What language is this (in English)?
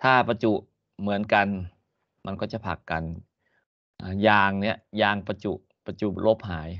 Thai